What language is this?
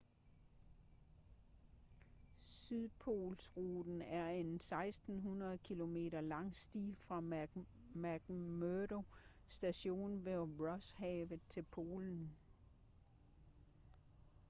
Danish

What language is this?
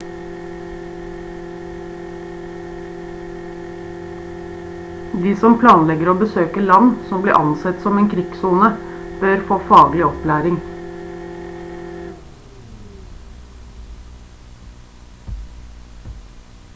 Norwegian Bokmål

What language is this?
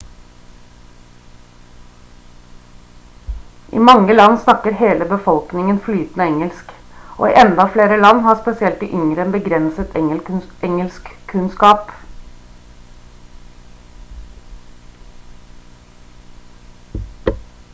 Norwegian Bokmål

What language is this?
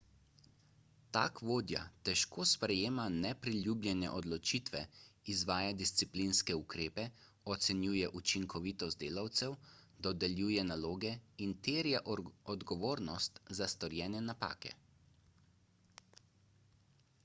Slovenian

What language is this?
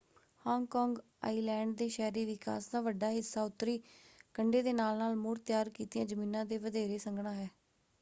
Punjabi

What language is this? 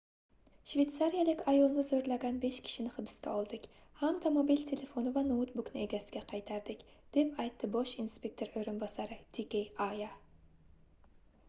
Uzbek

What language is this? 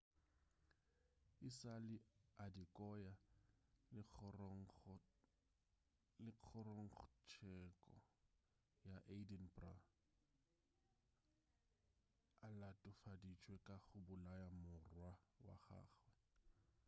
Northern Sotho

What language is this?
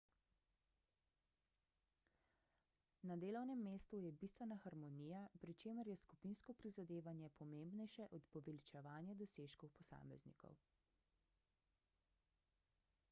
Slovenian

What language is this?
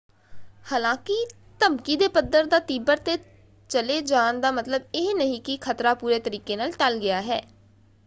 Punjabi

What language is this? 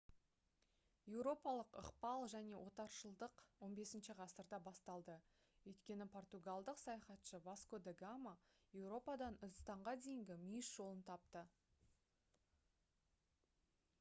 Kazakh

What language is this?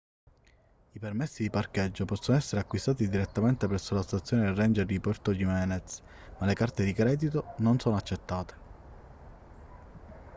Italian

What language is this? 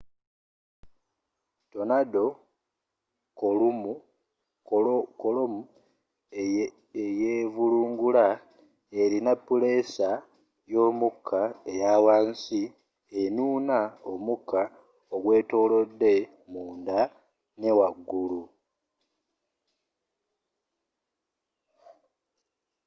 Ganda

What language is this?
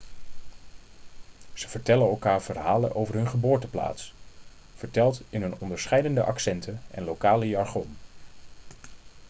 Dutch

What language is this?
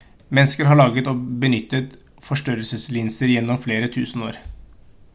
Norwegian Bokmål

